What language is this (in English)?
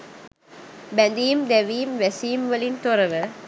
Sinhala